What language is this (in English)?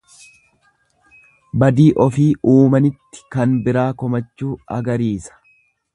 Oromo